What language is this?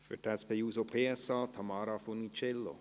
Swiss German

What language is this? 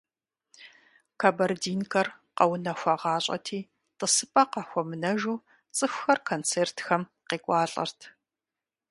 Kabardian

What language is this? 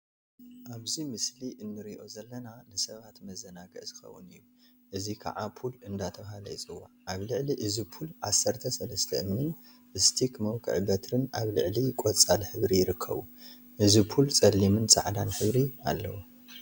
Tigrinya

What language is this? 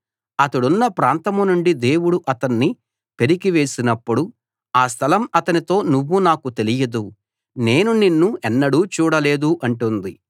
Telugu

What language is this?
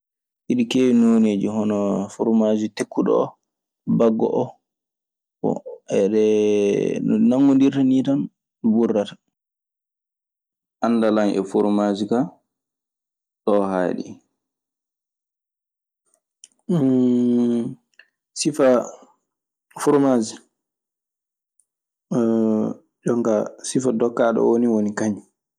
Maasina Fulfulde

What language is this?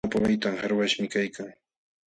Jauja Wanca Quechua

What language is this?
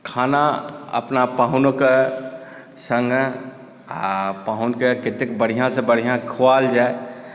Maithili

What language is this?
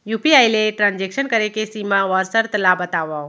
Chhattisgarhi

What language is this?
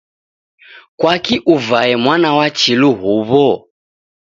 Taita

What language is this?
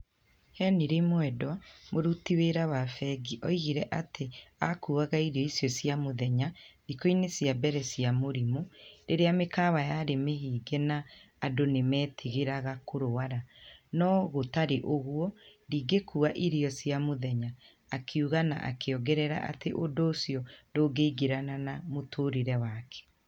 Kikuyu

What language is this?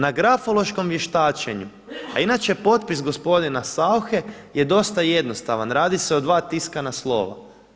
Croatian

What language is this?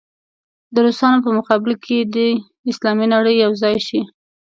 Pashto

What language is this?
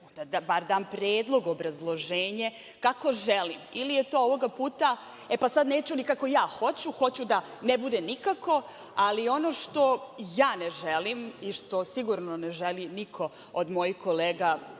Serbian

